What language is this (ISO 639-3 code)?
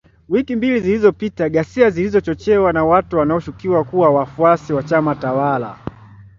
swa